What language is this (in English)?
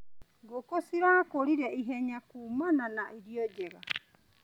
Kikuyu